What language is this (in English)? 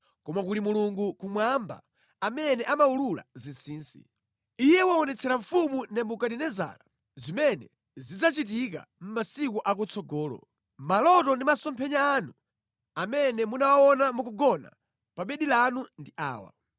Nyanja